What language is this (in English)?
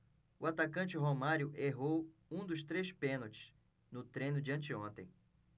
Portuguese